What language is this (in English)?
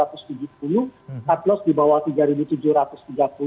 Indonesian